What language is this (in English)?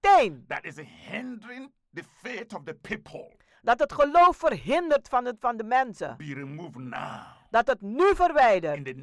Dutch